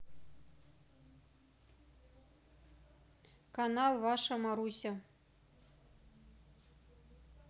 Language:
Russian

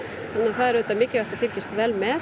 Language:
Icelandic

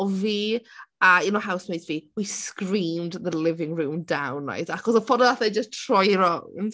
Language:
Welsh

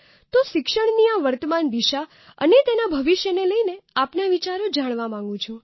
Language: Gujarati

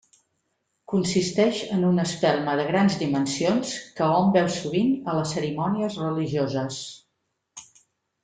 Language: Catalan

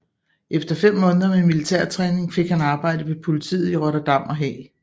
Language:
Danish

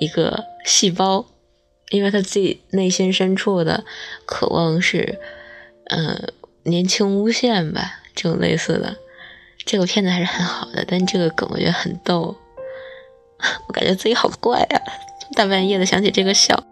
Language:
Chinese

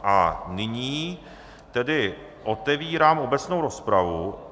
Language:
Czech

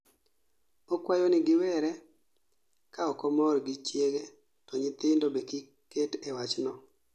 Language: Luo (Kenya and Tanzania)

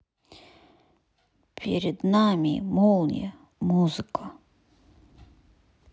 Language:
Russian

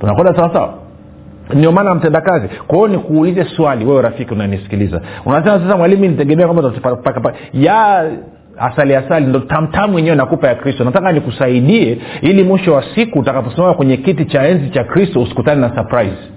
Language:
Swahili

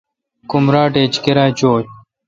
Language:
Kalkoti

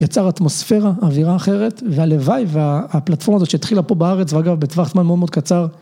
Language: Hebrew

